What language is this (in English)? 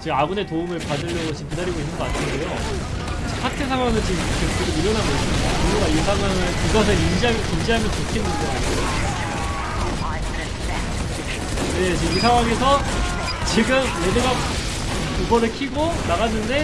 Korean